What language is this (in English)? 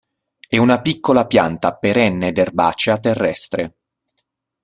Italian